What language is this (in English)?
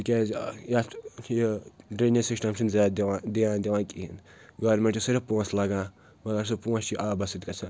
Kashmiri